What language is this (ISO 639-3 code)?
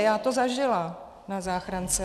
ces